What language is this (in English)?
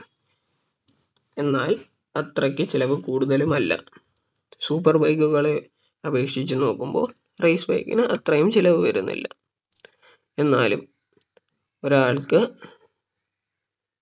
Malayalam